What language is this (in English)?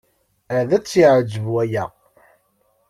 Kabyle